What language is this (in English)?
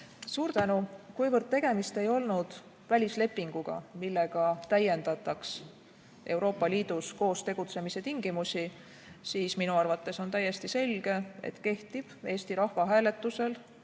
Estonian